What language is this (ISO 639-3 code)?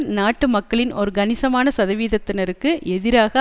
tam